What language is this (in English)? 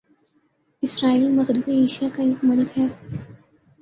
Urdu